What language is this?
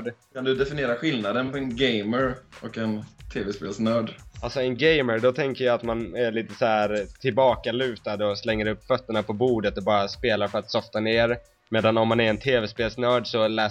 Swedish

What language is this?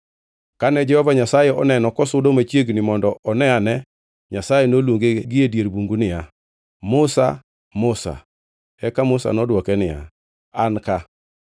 Luo (Kenya and Tanzania)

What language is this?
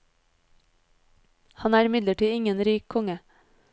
Norwegian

